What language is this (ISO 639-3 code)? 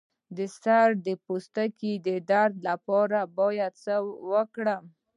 pus